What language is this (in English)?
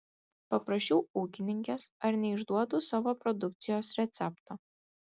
Lithuanian